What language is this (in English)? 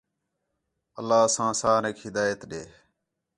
Khetrani